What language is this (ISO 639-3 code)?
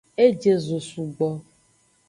ajg